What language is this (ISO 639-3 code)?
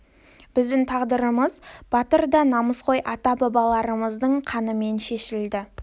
kaz